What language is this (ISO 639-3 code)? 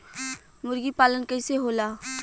bho